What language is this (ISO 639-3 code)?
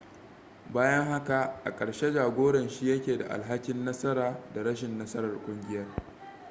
hau